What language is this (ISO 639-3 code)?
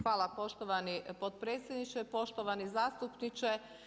hrv